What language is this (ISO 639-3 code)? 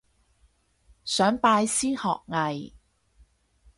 yue